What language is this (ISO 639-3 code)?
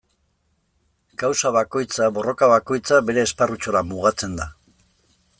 eus